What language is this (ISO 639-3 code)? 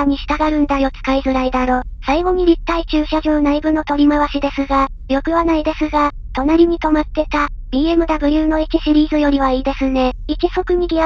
jpn